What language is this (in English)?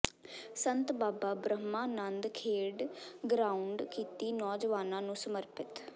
Punjabi